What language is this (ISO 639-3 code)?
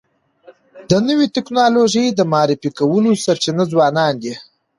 pus